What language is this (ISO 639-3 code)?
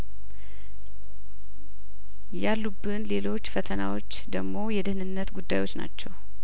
amh